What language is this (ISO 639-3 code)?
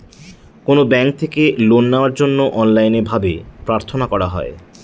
ben